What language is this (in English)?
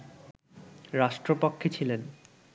Bangla